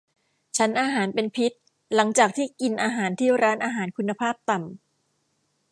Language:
Thai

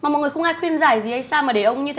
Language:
Vietnamese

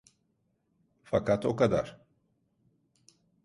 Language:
Turkish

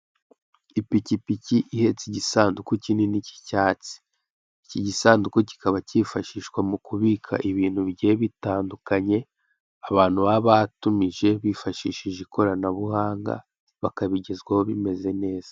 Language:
Kinyarwanda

